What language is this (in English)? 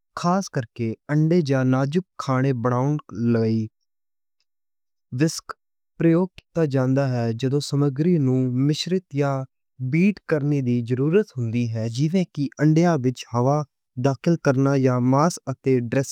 Western Panjabi